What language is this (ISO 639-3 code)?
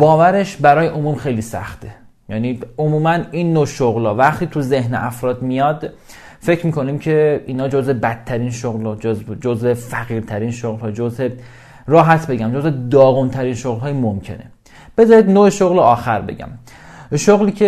fas